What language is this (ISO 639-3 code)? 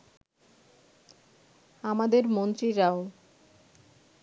ben